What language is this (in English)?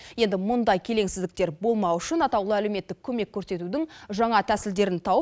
Kazakh